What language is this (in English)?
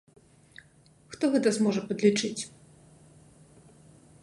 Belarusian